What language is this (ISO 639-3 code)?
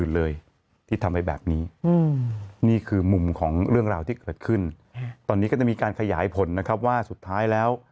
tha